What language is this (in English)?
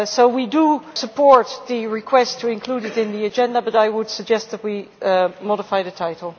English